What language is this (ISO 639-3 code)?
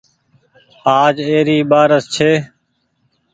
gig